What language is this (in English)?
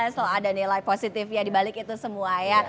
Indonesian